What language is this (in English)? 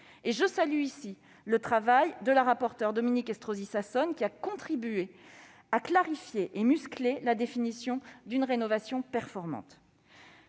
French